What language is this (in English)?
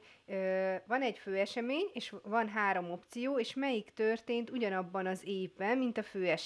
Hungarian